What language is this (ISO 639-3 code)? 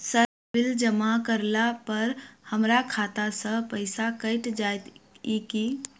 mai